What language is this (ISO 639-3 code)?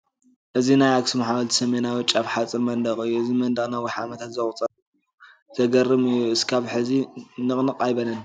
tir